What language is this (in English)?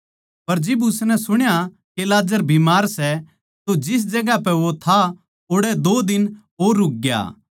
Haryanvi